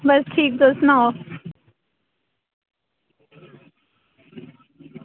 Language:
Dogri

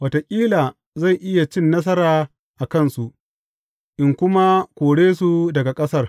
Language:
Hausa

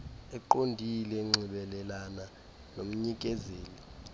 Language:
Xhosa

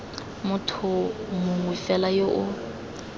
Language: Tswana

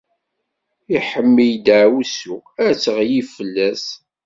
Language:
Kabyle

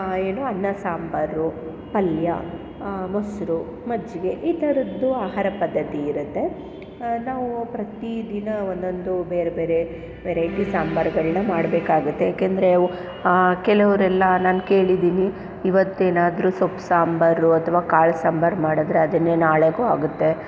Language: Kannada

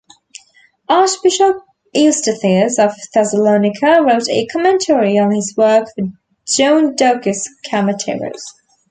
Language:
English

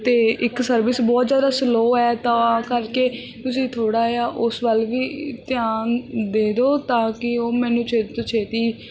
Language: Punjabi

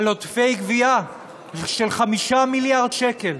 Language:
Hebrew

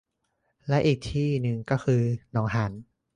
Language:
Thai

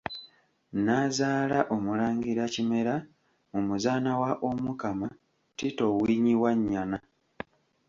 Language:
Ganda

